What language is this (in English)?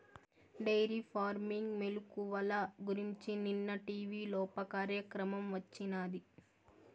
Telugu